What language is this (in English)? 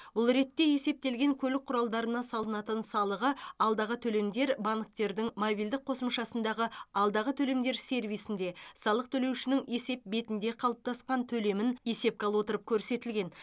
Kazakh